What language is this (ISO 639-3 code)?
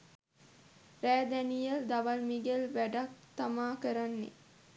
sin